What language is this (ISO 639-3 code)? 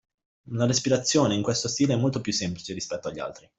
ita